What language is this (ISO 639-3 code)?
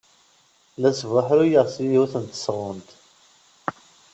kab